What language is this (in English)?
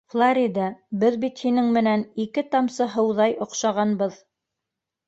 Bashkir